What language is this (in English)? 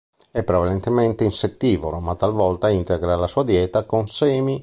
Italian